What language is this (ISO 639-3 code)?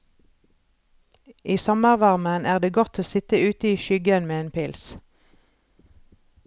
nor